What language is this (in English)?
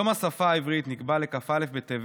Hebrew